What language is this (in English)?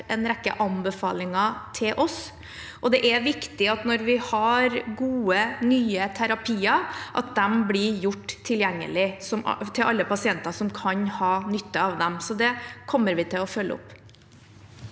Norwegian